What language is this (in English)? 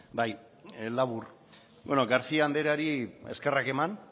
Basque